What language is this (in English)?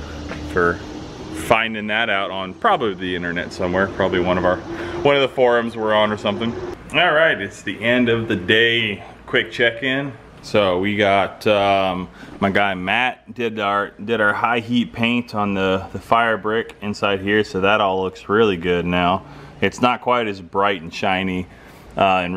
English